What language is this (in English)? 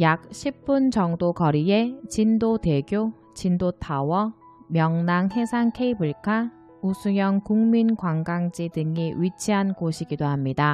Korean